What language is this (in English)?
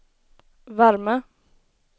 Swedish